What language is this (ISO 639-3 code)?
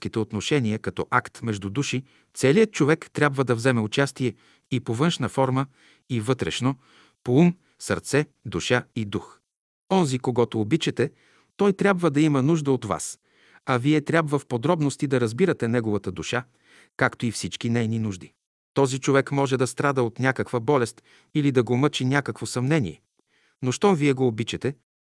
bul